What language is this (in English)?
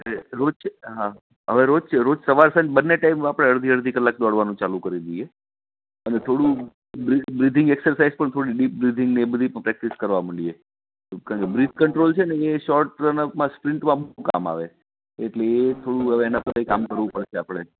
Gujarati